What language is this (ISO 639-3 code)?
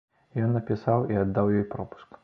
bel